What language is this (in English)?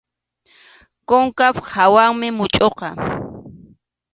Arequipa-La Unión Quechua